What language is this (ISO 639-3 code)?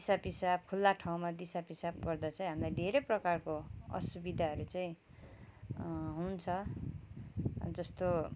nep